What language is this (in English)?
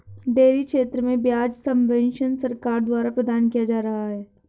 Hindi